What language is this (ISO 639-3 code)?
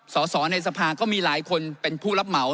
tha